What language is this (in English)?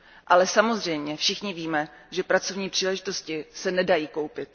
Czech